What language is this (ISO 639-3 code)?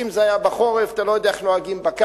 heb